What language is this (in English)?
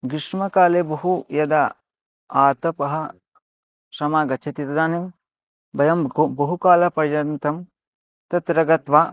Sanskrit